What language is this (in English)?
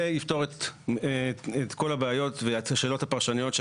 Hebrew